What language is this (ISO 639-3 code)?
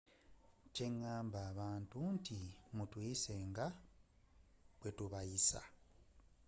lug